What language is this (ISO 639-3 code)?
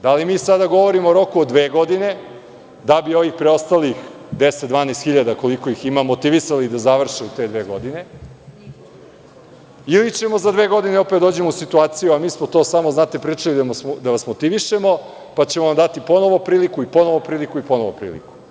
srp